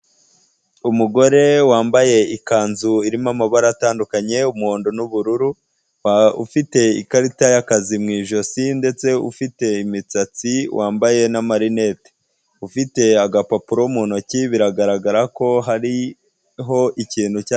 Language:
Kinyarwanda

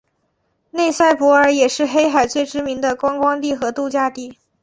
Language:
Chinese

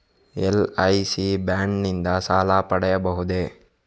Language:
Kannada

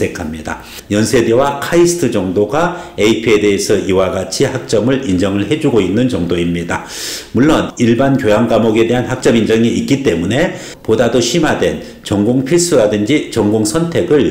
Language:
Korean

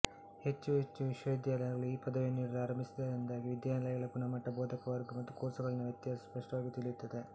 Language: Kannada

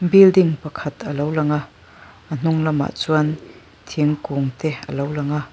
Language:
Mizo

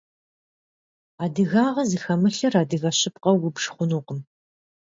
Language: Kabardian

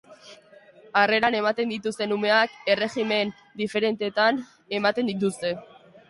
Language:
Basque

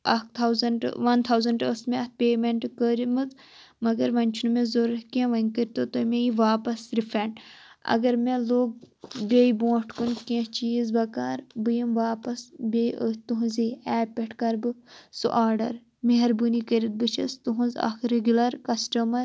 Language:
Kashmiri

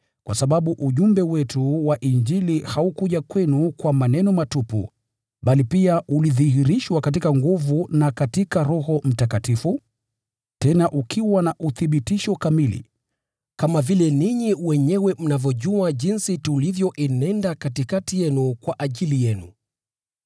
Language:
Swahili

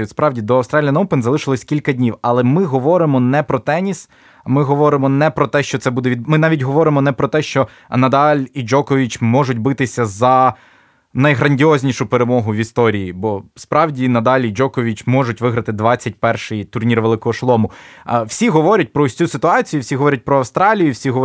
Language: Ukrainian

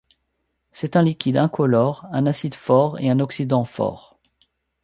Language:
French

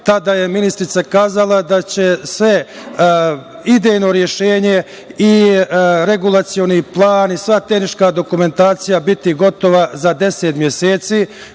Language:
Serbian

